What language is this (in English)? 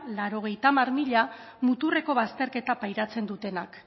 Basque